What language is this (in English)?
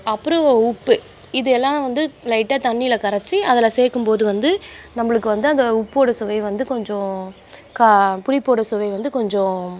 Tamil